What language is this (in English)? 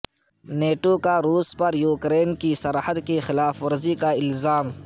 Urdu